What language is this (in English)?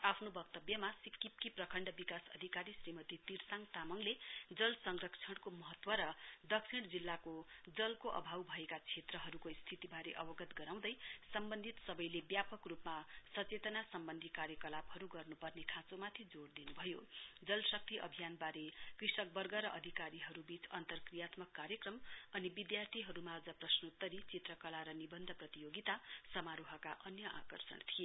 Nepali